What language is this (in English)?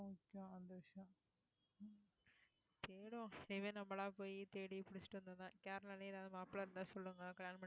Tamil